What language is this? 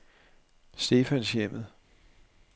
Danish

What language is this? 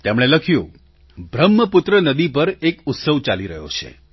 Gujarati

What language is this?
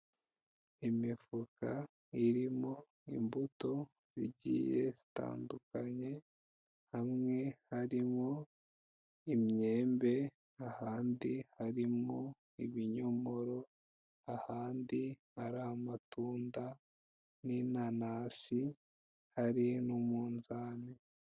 Kinyarwanda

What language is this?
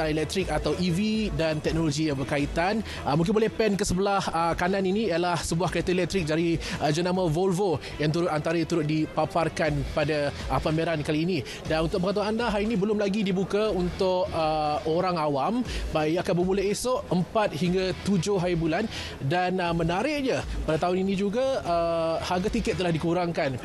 Malay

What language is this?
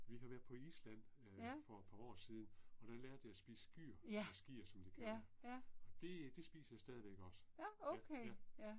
Danish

